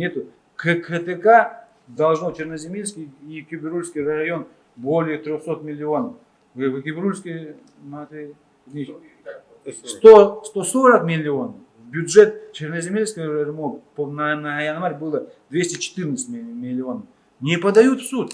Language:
Russian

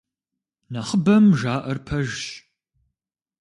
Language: Kabardian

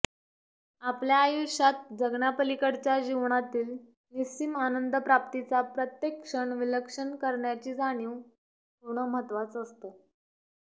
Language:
Marathi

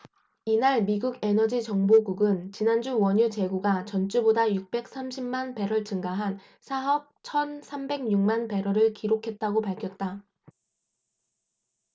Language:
Korean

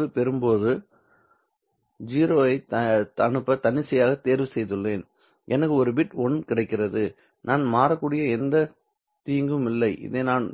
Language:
Tamil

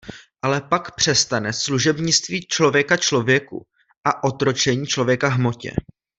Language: Czech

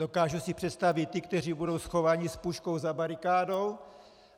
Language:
Czech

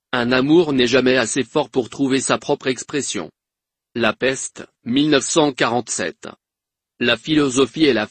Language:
French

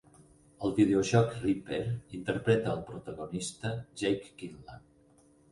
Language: Catalan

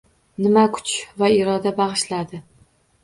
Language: Uzbek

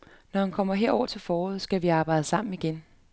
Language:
Danish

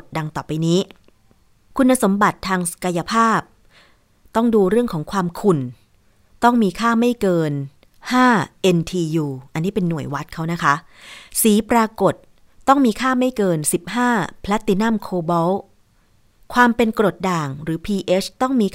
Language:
Thai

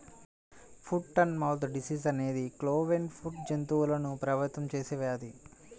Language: Telugu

